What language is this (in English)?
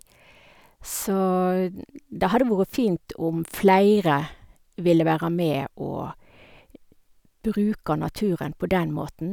Norwegian